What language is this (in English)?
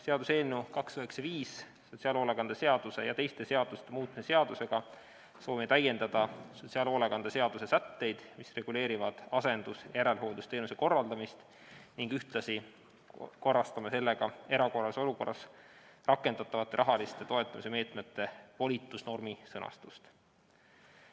Estonian